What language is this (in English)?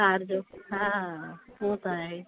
Sindhi